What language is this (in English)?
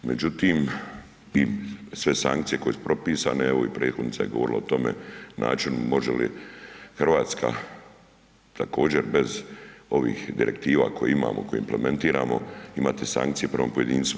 Croatian